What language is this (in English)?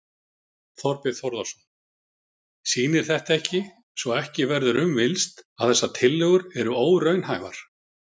Icelandic